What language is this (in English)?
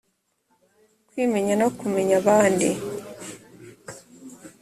Kinyarwanda